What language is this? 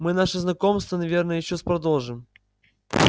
Russian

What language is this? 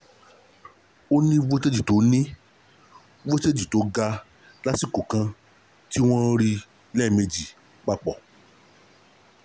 Yoruba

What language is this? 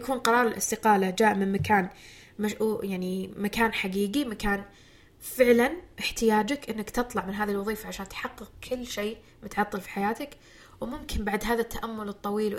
Arabic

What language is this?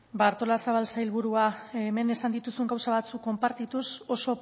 Basque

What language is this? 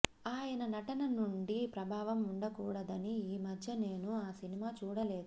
Telugu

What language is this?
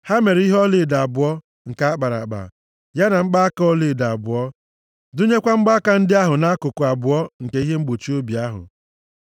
Igbo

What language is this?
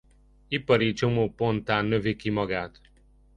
Hungarian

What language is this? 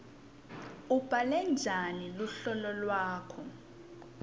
Swati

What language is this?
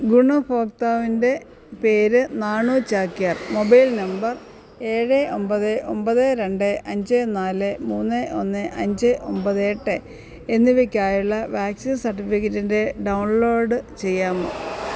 Malayalam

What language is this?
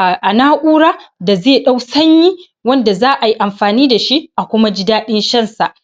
Hausa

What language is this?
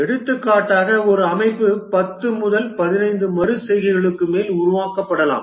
Tamil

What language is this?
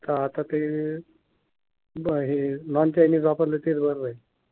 Marathi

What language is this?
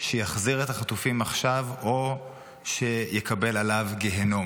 Hebrew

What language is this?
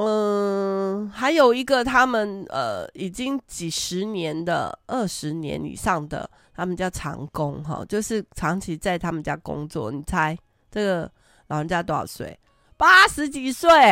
Chinese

